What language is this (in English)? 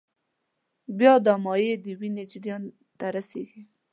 Pashto